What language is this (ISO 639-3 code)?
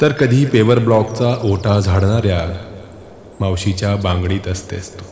mar